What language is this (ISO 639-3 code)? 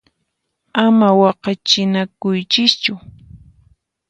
qxp